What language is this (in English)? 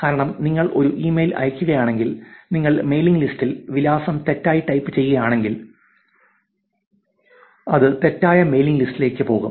Malayalam